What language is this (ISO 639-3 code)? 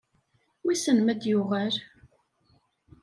kab